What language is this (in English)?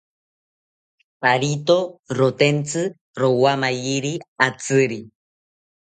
South Ucayali Ashéninka